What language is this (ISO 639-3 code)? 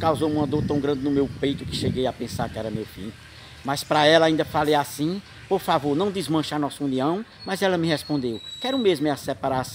por